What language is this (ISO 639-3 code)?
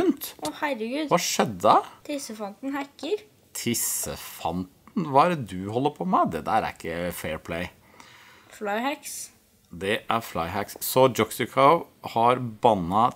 nor